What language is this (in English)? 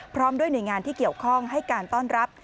Thai